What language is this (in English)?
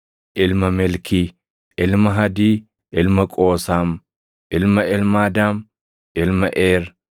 Oromo